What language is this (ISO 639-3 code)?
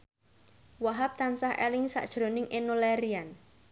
jav